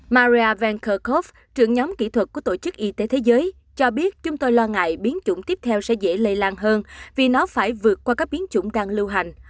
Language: Vietnamese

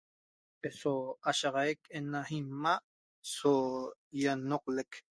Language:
Toba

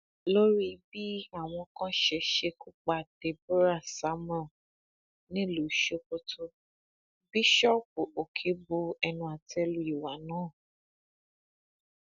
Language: Yoruba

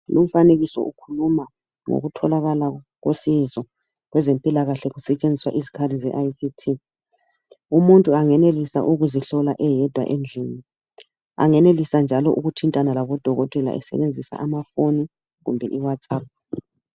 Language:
North Ndebele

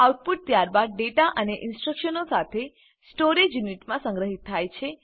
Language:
Gujarati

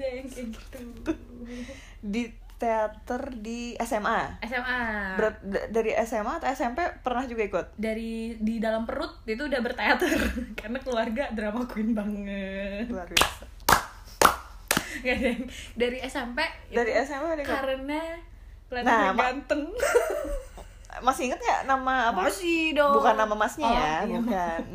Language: Indonesian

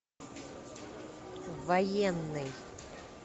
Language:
Russian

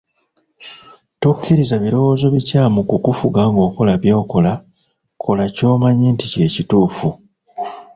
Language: Ganda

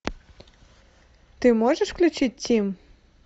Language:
Russian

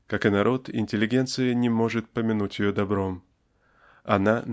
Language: Russian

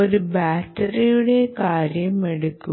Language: Malayalam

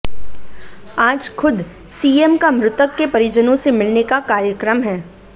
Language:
Hindi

